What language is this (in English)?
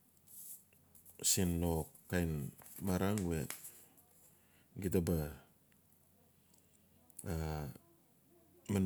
Notsi